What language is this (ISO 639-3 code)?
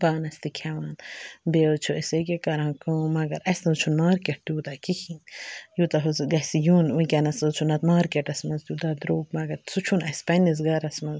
kas